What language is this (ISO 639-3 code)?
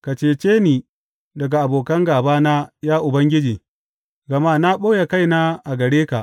hau